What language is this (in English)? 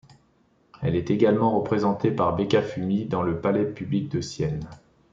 French